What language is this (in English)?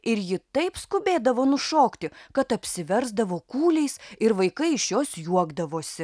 Lithuanian